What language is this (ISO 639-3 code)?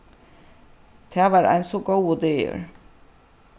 fao